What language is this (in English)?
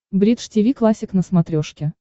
Russian